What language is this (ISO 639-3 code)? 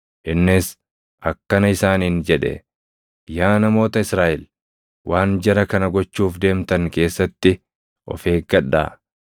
orm